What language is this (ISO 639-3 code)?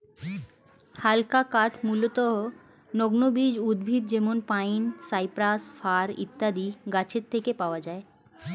ben